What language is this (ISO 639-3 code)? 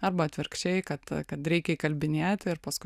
lit